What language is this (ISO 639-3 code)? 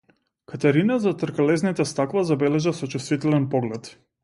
mkd